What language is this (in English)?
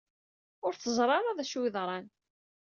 Kabyle